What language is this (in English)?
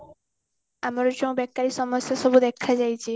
Odia